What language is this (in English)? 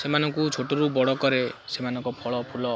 Odia